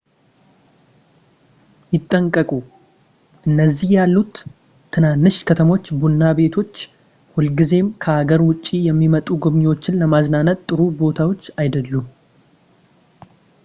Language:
Amharic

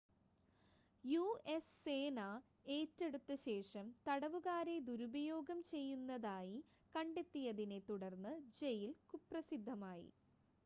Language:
Malayalam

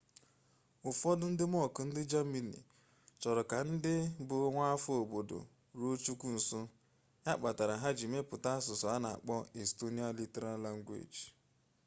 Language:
Igbo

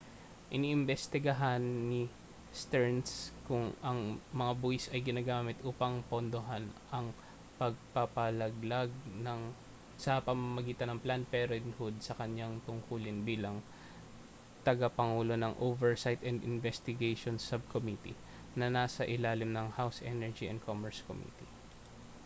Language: Filipino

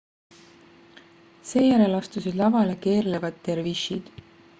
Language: Estonian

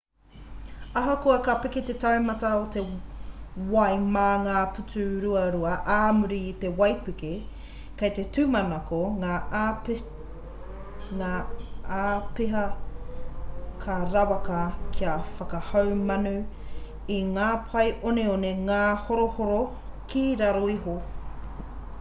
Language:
Māori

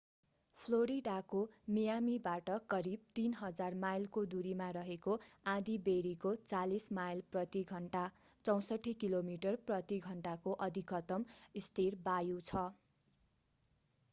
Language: Nepali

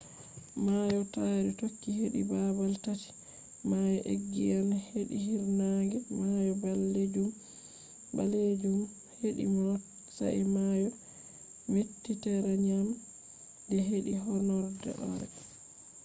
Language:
Fula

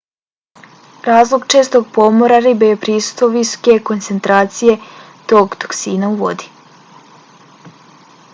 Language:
Bosnian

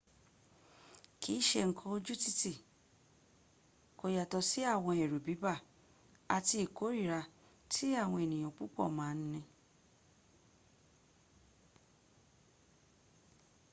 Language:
Yoruba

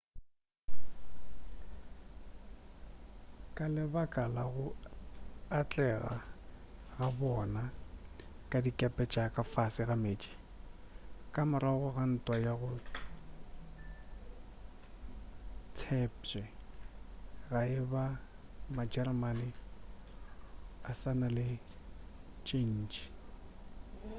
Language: Northern Sotho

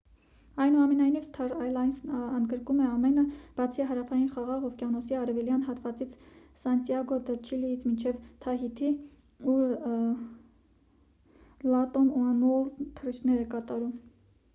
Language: Armenian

